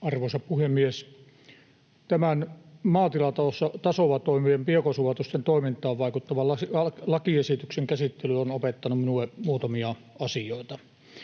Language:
Finnish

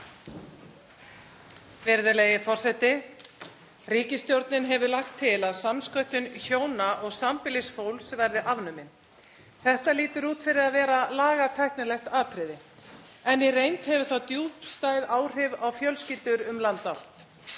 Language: Icelandic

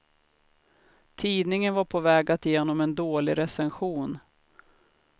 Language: Swedish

